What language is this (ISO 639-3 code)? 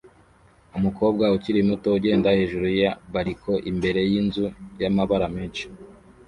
kin